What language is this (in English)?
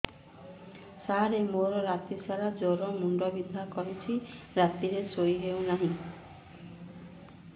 Odia